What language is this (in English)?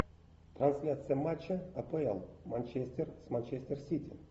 Russian